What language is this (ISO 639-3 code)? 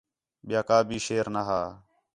xhe